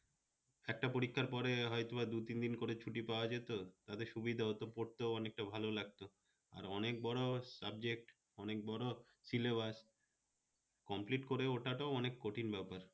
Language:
Bangla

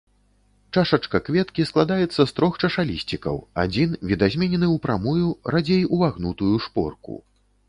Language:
Belarusian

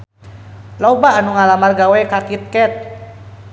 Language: Sundanese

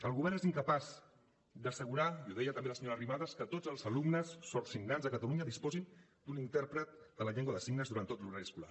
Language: Catalan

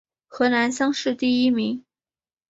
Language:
Chinese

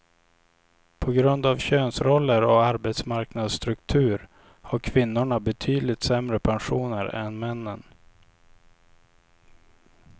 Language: Swedish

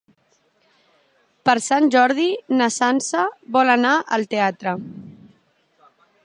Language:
Catalan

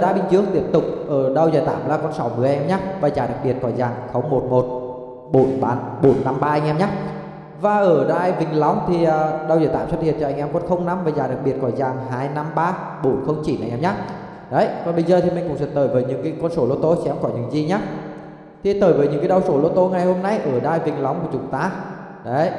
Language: Vietnamese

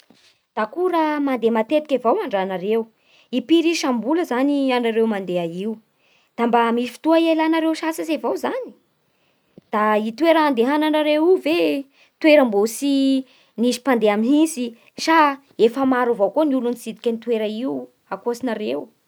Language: Bara Malagasy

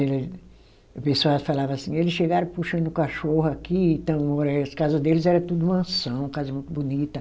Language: Portuguese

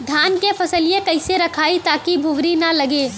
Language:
Bhojpuri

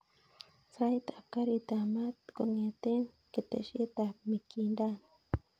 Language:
Kalenjin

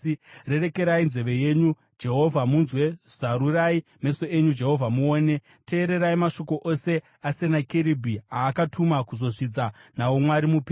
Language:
Shona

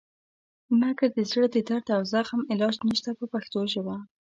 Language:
Pashto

